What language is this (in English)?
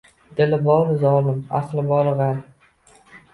Uzbek